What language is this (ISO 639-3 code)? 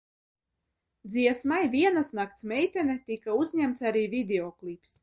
lav